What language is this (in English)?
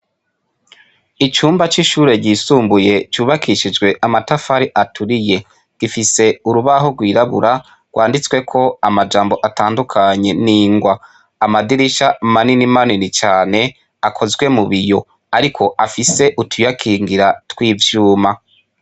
Rundi